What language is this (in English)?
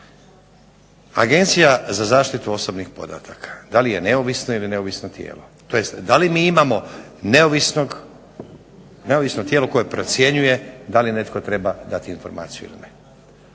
Croatian